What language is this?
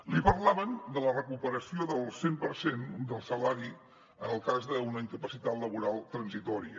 Catalan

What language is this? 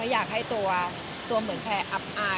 Thai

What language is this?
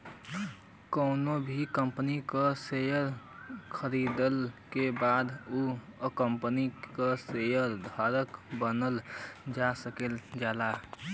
Bhojpuri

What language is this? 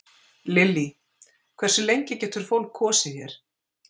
Icelandic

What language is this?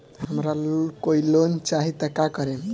Bhojpuri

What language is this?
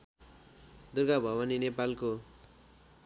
Nepali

